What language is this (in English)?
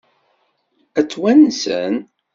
Kabyle